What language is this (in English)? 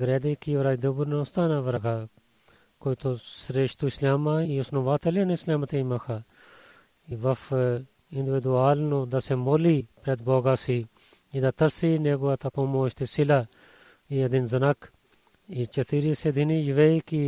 Bulgarian